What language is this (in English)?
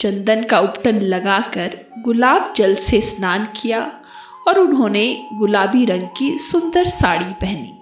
Hindi